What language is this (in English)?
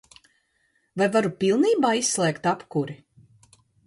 Latvian